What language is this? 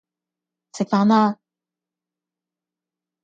Cantonese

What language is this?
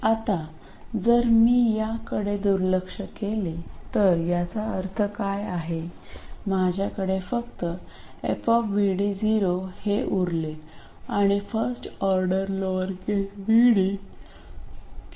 Marathi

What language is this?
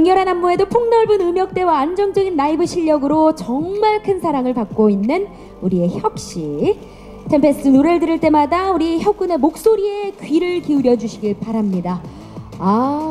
Korean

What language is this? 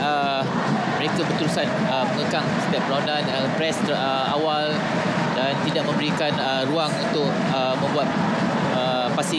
Malay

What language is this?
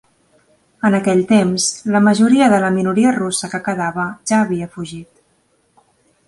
Catalan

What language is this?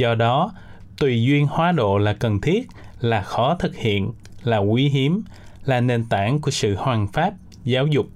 Vietnamese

